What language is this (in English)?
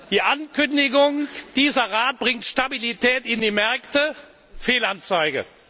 German